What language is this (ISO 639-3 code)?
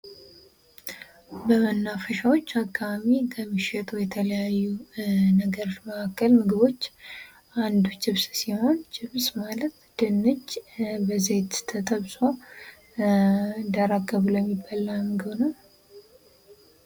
amh